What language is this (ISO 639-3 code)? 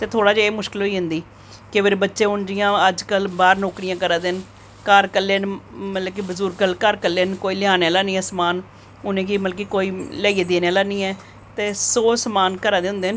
doi